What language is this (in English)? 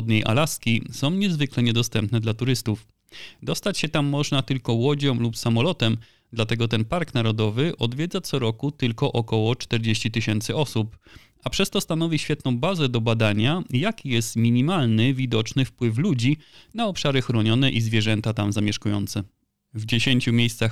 Polish